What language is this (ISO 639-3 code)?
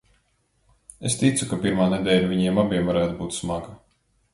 lav